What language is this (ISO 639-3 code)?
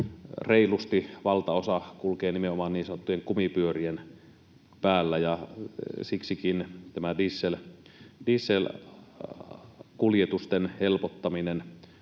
fin